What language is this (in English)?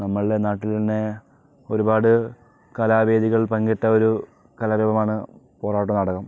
Malayalam